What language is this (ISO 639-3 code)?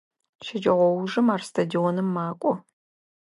ady